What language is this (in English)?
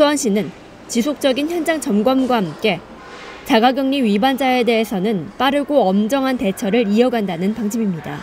Korean